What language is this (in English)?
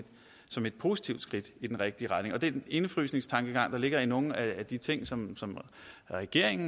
Danish